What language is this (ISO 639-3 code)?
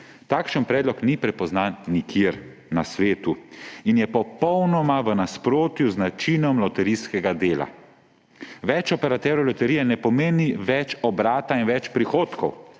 slv